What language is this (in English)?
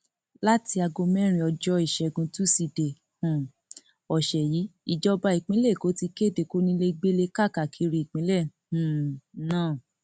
Yoruba